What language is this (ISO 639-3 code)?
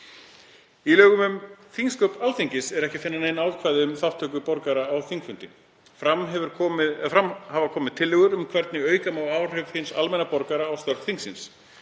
isl